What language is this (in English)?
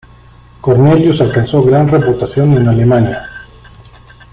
Spanish